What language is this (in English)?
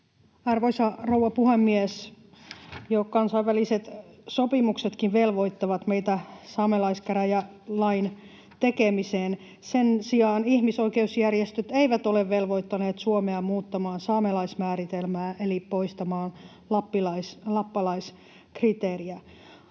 Finnish